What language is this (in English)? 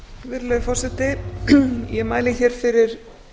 Icelandic